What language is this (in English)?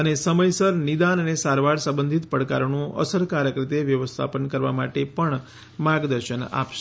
Gujarati